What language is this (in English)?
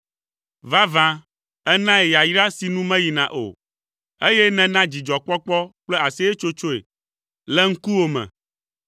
Ewe